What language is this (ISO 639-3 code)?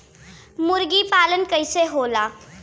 bho